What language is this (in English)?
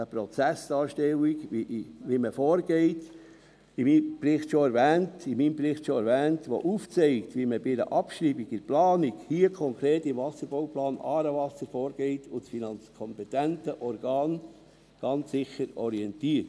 Swiss German